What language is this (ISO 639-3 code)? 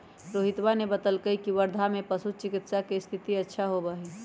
mag